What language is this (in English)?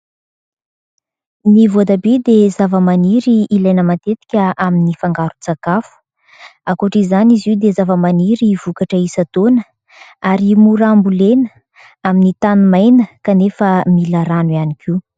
Malagasy